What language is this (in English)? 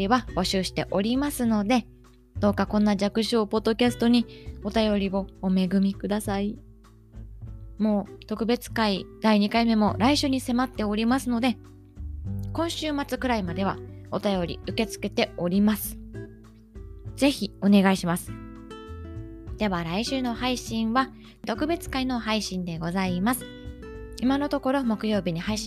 Japanese